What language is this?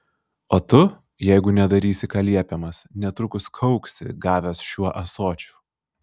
Lithuanian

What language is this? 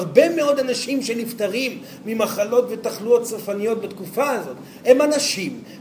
Hebrew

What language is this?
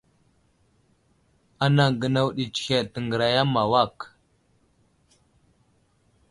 Wuzlam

